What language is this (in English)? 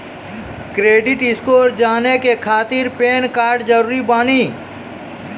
Maithili